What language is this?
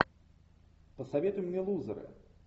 Russian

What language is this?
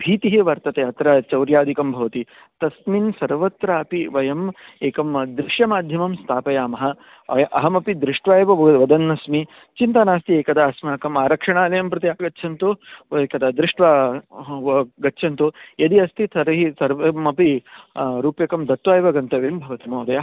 Sanskrit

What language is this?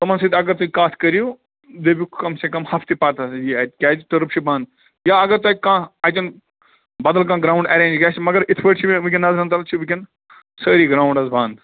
Kashmiri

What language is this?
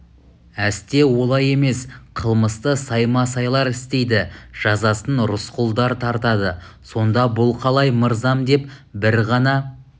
Kazakh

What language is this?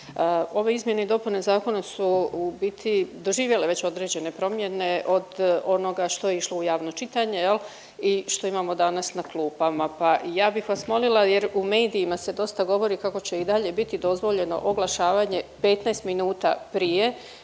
Croatian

